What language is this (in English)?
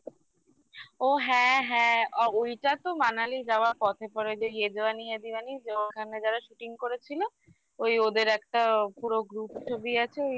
Bangla